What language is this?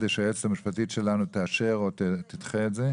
Hebrew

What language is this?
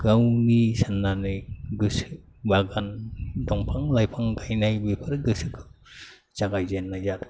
Bodo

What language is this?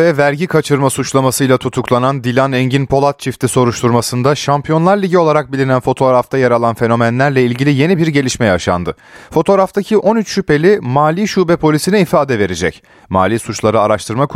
Turkish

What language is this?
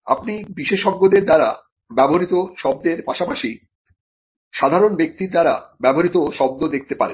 Bangla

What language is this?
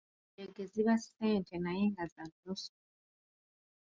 Ganda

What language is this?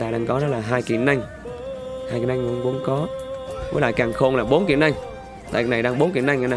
Vietnamese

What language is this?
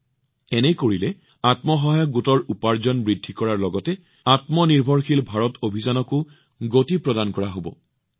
Assamese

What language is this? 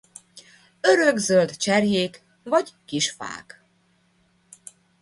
Hungarian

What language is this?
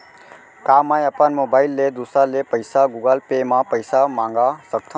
Chhattisgarhi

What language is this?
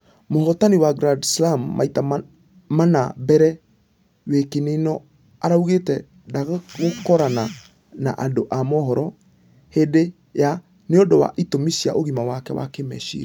Kikuyu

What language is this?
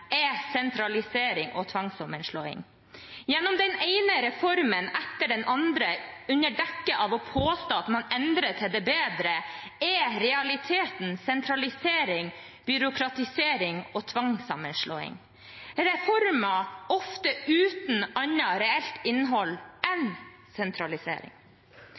Norwegian Bokmål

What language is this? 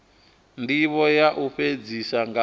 Venda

